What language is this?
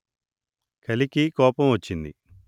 Telugu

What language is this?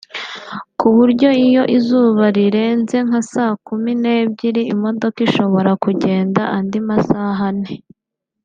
Kinyarwanda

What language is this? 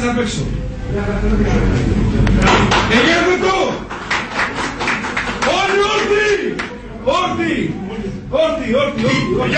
Greek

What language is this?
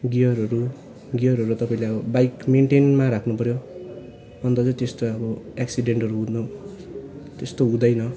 Nepali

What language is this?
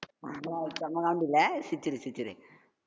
Tamil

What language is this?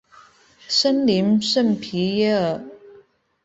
Chinese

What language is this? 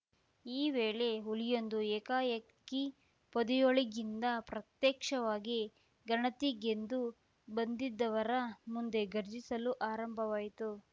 Kannada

